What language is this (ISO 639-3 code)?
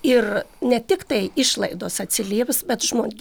lit